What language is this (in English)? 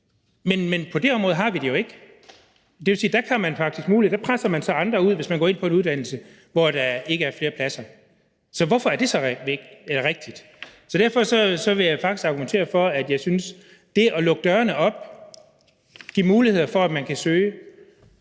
Danish